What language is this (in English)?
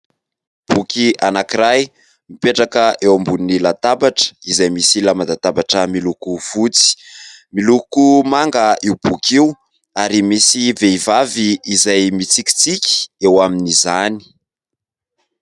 Malagasy